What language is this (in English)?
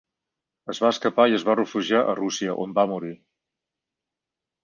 Catalan